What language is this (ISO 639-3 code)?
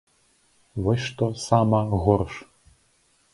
bel